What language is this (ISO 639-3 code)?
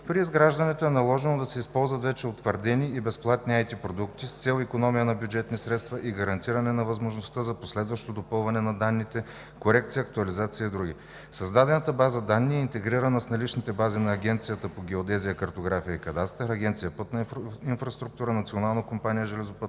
bul